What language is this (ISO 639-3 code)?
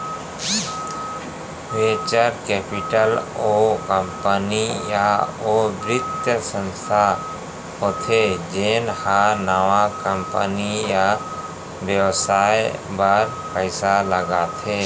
hne